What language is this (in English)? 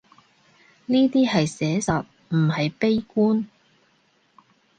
Cantonese